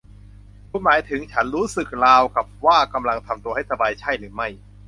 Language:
Thai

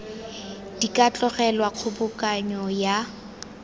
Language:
Tswana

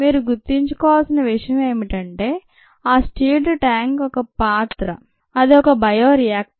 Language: Telugu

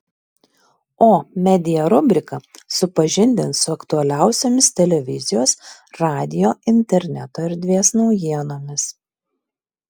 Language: Lithuanian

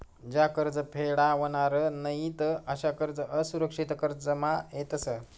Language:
Marathi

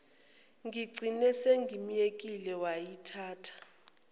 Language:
Zulu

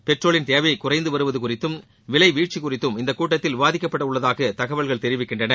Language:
Tamil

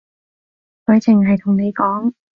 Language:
Cantonese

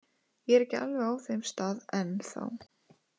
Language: Icelandic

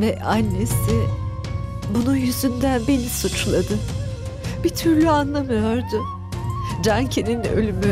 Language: Turkish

